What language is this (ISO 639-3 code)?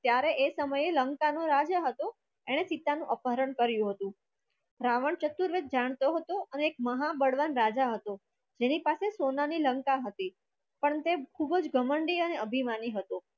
guj